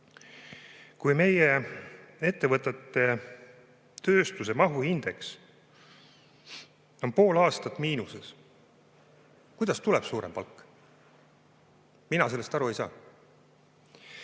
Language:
Estonian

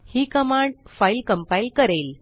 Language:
Marathi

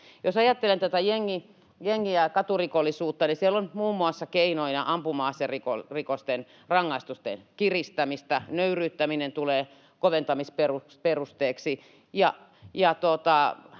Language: Finnish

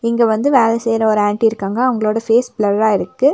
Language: Tamil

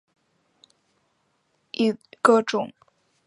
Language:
Chinese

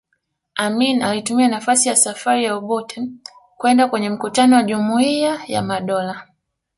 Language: Swahili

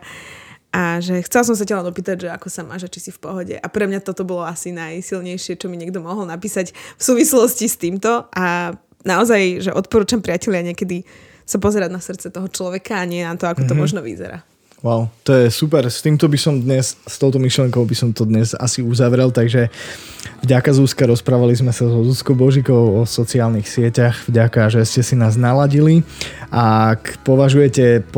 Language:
Slovak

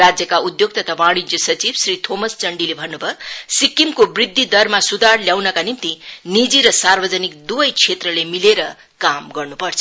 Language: Nepali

